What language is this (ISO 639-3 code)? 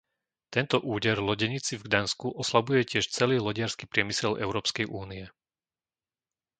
slk